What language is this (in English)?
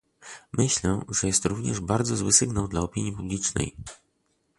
Polish